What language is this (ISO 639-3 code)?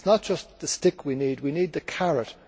eng